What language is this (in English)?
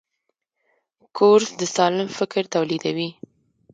Pashto